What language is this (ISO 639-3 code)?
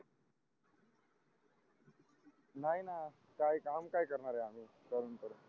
mar